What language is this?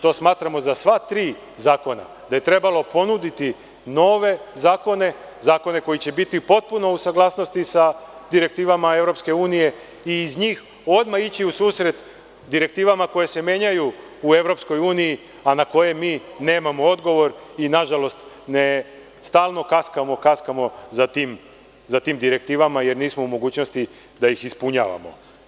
Serbian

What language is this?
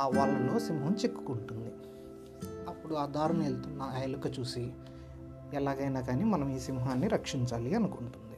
Telugu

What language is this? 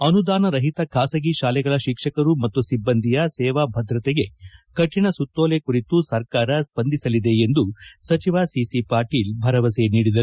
Kannada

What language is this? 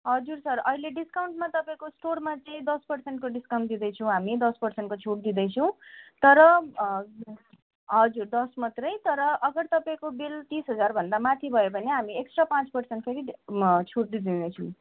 Nepali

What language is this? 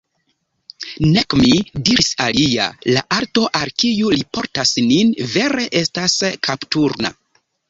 Esperanto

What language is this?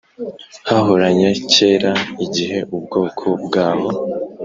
Kinyarwanda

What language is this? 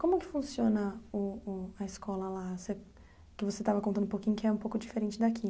Portuguese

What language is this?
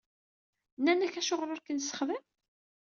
Kabyle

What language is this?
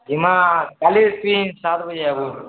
Odia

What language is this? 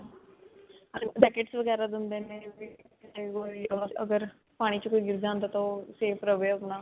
Punjabi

